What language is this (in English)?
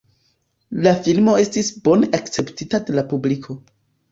Esperanto